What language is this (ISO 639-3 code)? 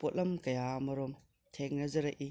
mni